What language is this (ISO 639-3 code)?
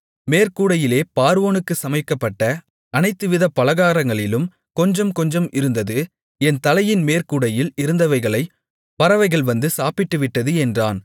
tam